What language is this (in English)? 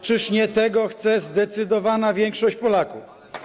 Polish